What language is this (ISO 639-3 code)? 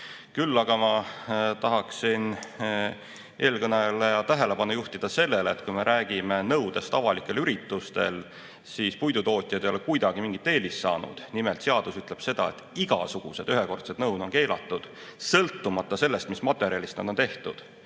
est